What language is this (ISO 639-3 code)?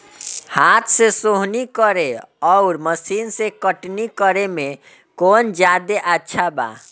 bho